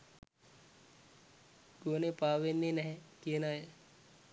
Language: Sinhala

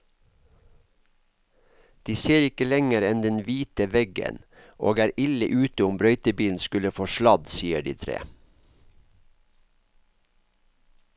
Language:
Norwegian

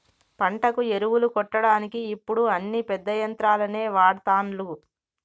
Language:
Telugu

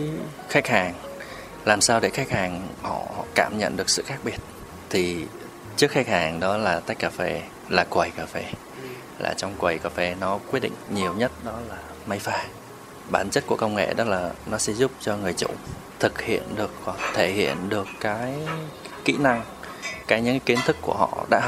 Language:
Vietnamese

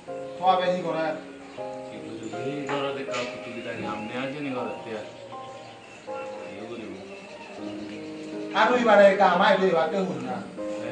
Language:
Indonesian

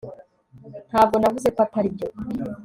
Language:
Kinyarwanda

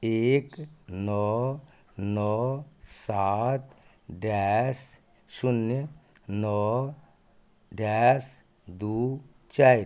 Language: Maithili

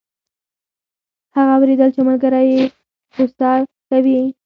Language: Pashto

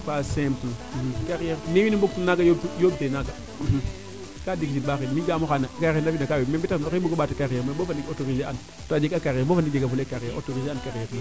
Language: Serer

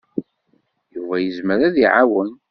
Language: Kabyle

